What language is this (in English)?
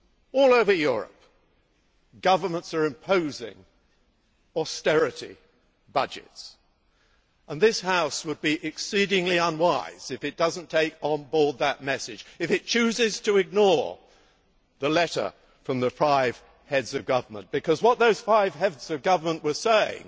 English